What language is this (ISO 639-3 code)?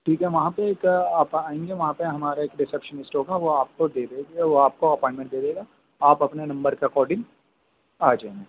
urd